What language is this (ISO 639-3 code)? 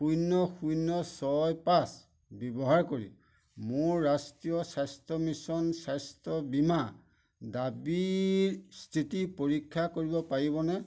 asm